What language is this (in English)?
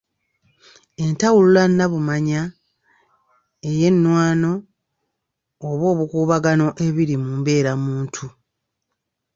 Ganda